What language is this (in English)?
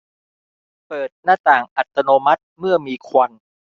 Thai